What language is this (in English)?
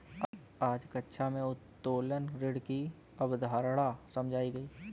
Hindi